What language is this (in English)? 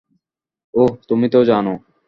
Bangla